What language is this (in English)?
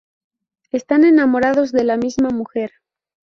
Spanish